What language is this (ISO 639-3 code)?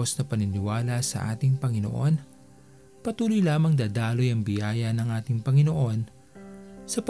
fil